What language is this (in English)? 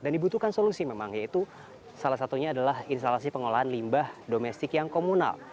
Indonesian